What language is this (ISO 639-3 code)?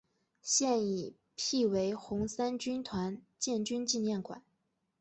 zho